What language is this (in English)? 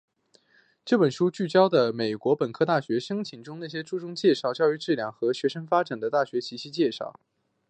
Chinese